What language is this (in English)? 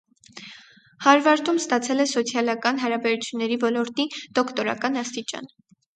Armenian